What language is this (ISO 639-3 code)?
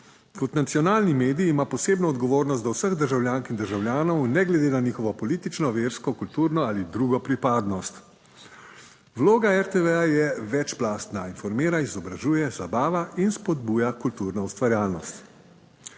slv